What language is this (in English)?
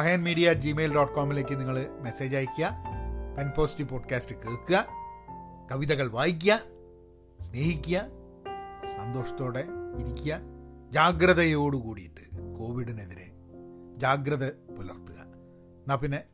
Malayalam